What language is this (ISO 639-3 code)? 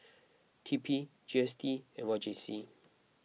eng